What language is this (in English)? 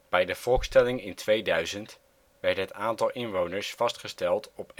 Dutch